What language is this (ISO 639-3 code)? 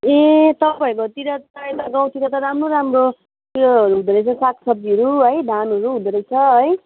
nep